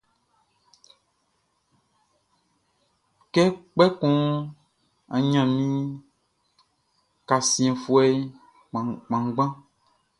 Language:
Baoulé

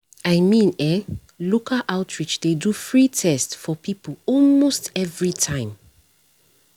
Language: Nigerian Pidgin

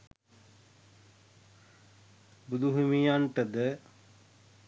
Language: Sinhala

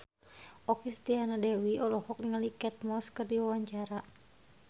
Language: Sundanese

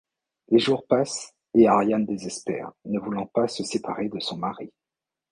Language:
French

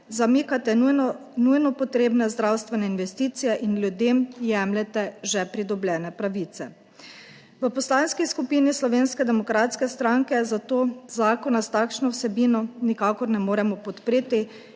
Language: Slovenian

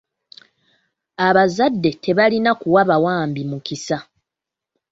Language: Ganda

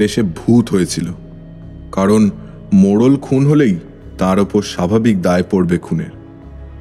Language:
Bangla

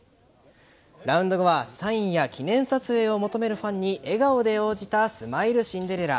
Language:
Japanese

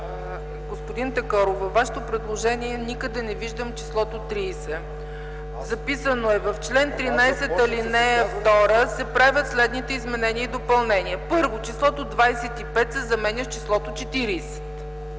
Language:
Bulgarian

